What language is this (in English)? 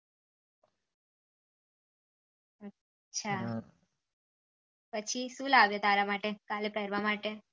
Gujarati